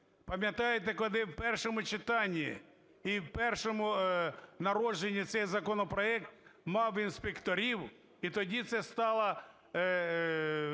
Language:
Ukrainian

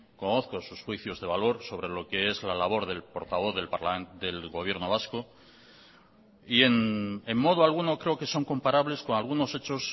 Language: Spanish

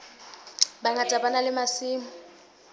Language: Southern Sotho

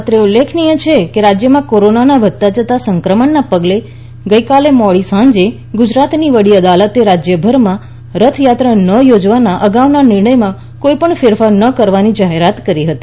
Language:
Gujarati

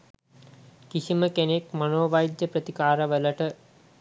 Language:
Sinhala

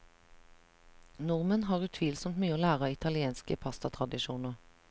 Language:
Norwegian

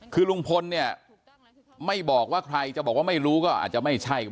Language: Thai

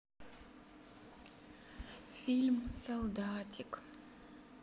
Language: Russian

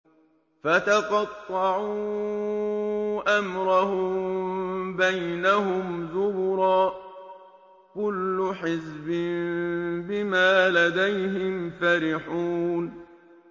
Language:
Arabic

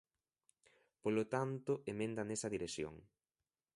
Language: Galician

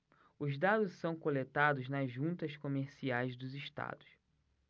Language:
Portuguese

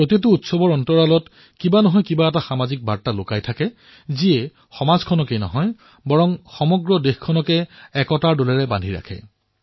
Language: Assamese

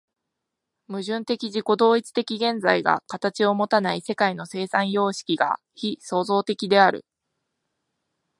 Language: Japanese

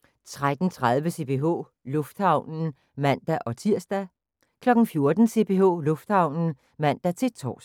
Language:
Danish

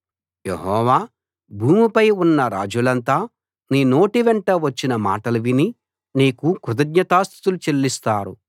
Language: Telugu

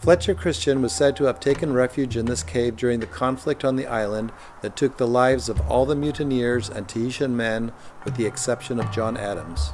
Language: English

